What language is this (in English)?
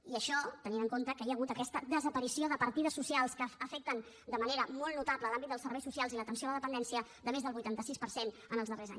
Catalan